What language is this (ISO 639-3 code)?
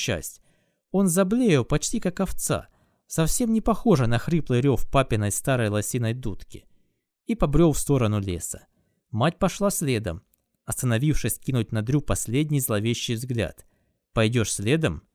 rus